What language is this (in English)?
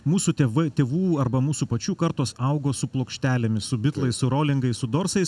Lithuanian